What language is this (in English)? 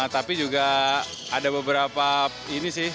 Indonesian